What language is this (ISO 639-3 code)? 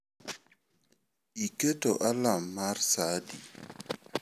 luo